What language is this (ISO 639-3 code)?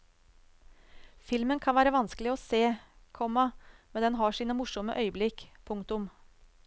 nor